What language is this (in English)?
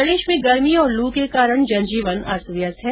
Hindi